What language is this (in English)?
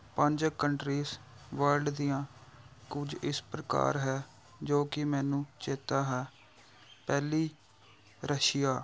Punjabi